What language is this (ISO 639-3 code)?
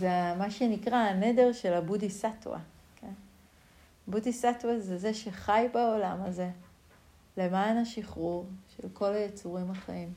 heb